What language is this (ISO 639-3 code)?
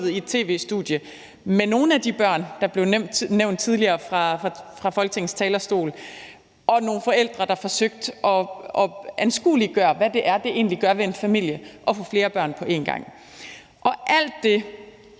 dan